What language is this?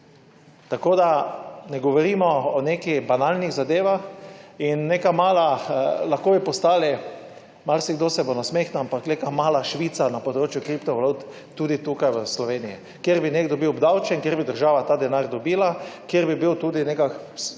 Slovenian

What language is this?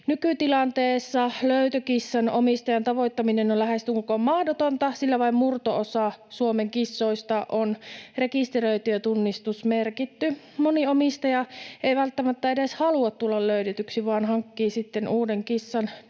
Finnish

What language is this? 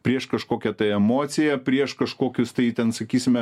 Lithuanian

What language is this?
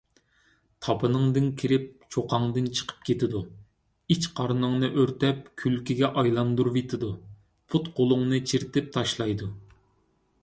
Uyghur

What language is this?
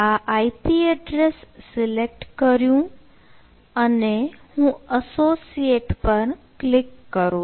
Gujarati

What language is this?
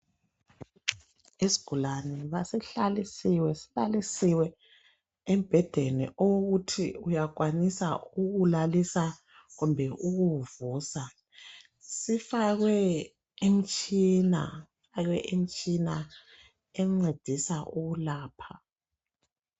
North Ndebele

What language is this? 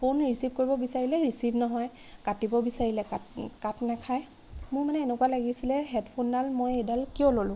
Assamese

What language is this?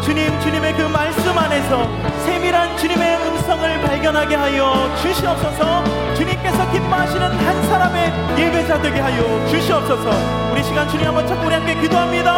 Korean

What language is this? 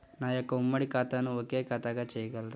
Telugu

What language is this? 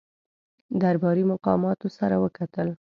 Pashto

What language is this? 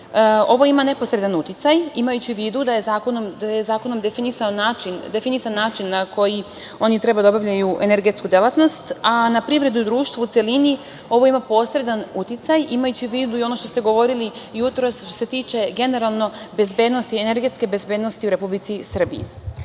Serbian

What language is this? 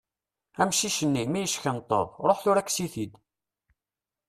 Kabyle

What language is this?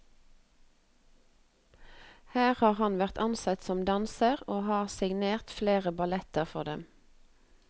Norwegian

